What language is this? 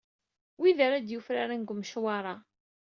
Kabyle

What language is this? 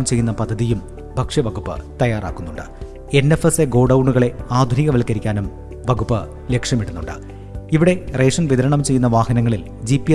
Malayalam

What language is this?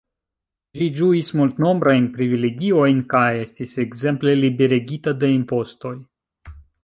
Esperanto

